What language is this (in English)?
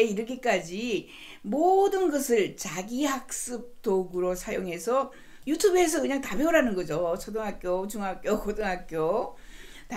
Korean